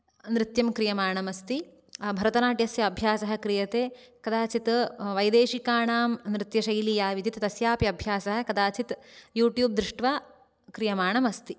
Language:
Sanskrit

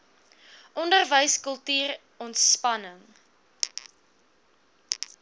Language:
Afrikaans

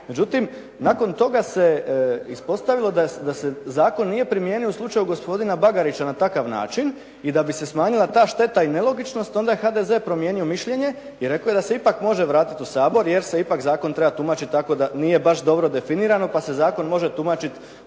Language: Croatian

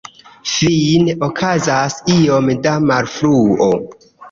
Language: Esperanto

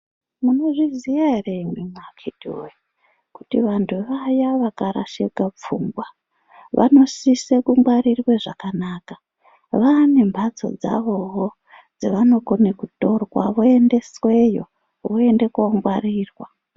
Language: Ndau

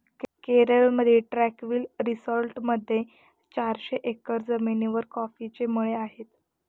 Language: Marathi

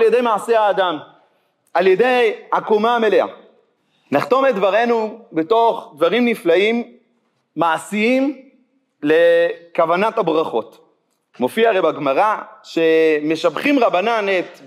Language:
Hebrew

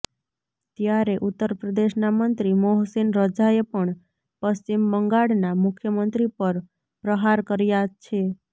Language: Gujarati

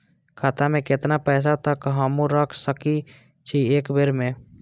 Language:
Maithili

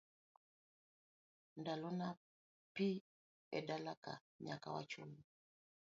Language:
Luo (Kenya and Tanzania)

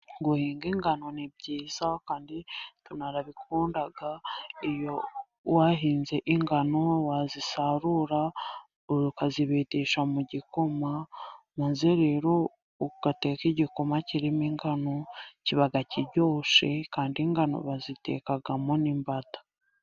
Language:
Kinyarwanda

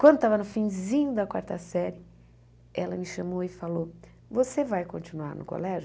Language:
Portuguese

